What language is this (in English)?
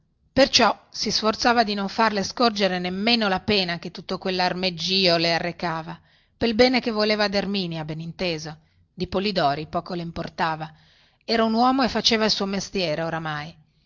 Italian